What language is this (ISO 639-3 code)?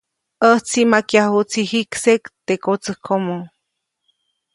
zoc